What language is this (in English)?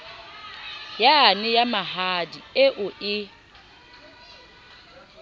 Southern Sotho